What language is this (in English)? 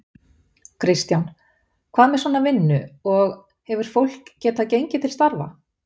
Icelandic